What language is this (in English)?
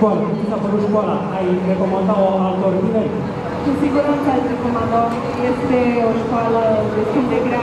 Romanian